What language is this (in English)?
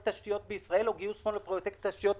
Hebrew